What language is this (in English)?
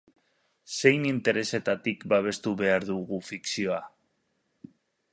Basque